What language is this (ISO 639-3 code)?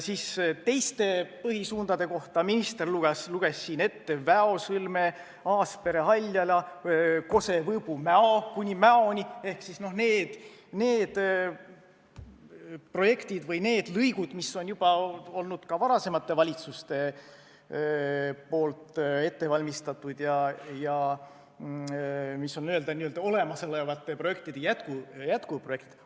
est